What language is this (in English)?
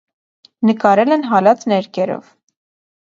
Armenian